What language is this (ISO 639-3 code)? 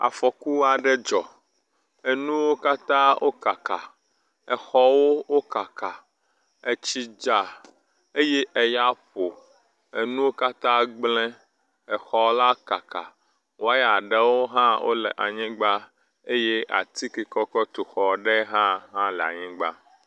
ewe